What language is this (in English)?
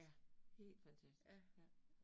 Danish